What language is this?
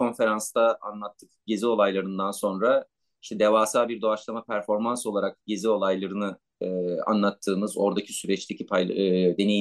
Turkish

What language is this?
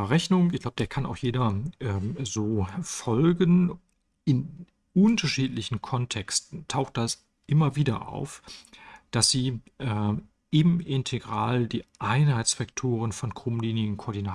German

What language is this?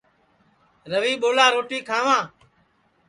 Sansi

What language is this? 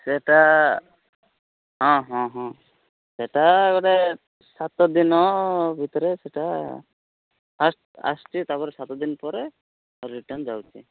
Odia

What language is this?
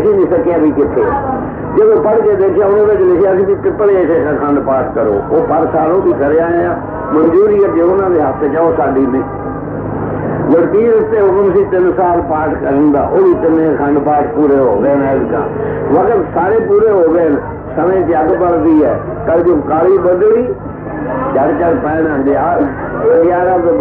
Punjabi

